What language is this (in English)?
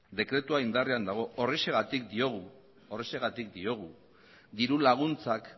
Basque